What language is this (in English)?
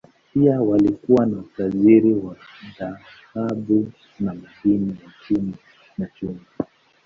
Swahili